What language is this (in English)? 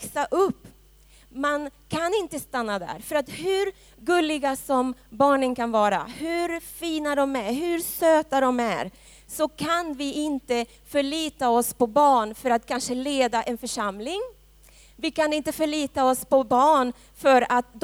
Swedish